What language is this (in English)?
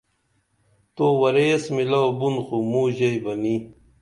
Dameli